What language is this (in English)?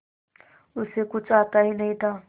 Hindi